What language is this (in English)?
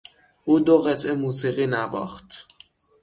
Persian